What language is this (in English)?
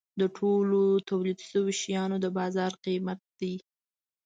Pashto